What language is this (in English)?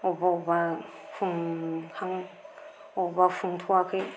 Bodo